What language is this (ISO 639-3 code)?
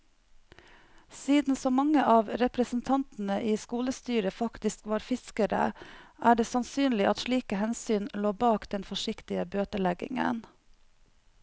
nor